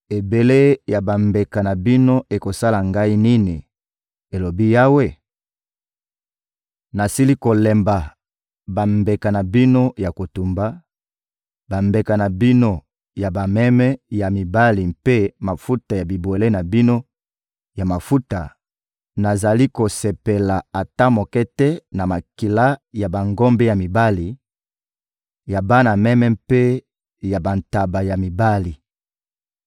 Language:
Lingala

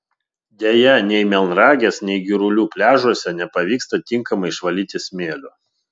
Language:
Lithuanian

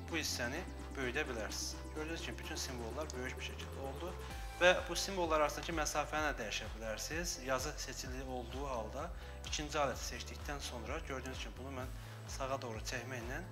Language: Turkish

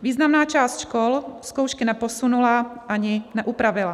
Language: Czech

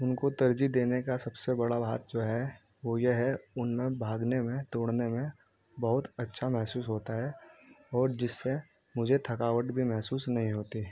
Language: Urdu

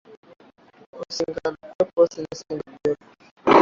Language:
Swahili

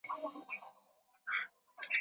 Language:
Swahili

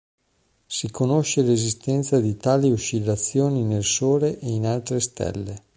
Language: Italian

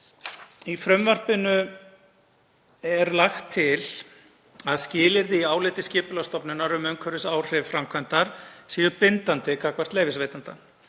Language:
Icelandic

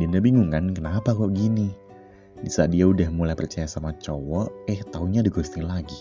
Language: Indonesian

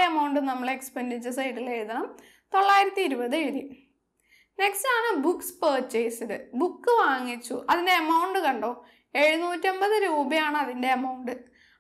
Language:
Malayalam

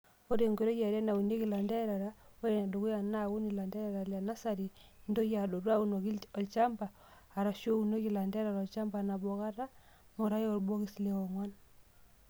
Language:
Masai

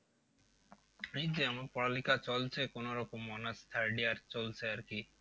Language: Bangla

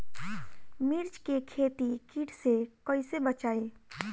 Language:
Bhojpuri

